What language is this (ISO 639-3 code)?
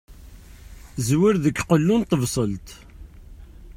kab